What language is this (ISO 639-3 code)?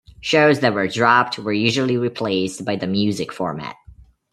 eng